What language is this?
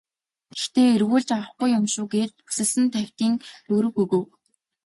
Mongolian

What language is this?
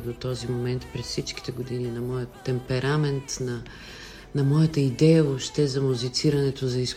Bulgarian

